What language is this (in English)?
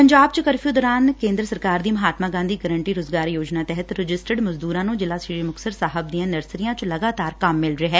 Punjabi